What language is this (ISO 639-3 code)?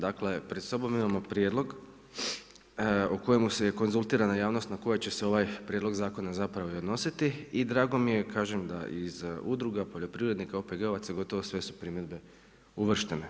hrv